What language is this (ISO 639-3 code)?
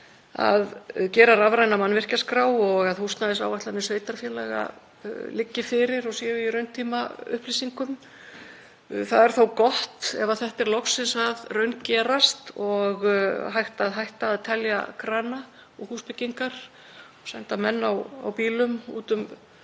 isl